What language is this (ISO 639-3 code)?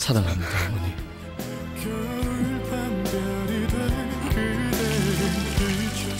kor